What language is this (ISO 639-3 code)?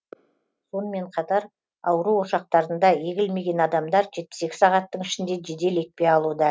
kaz